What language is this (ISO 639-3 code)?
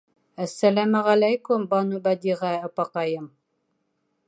bak